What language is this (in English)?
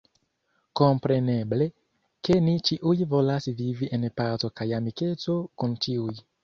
Esperanto